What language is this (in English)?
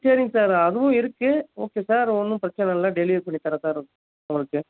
Tamil